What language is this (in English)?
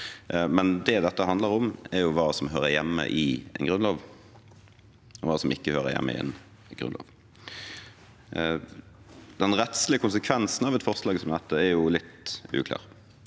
Norwegian